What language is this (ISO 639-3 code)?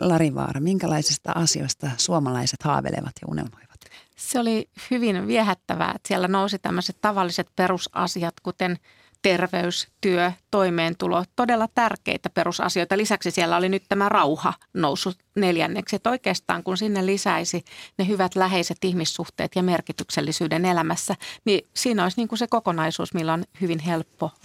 fin